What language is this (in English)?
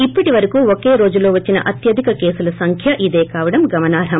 Telugu